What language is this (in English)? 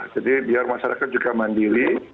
Indonesian